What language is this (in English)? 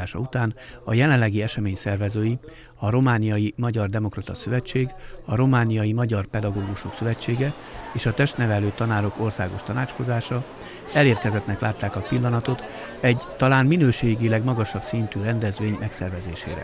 Hungarian